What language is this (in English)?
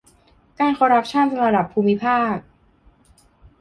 Thai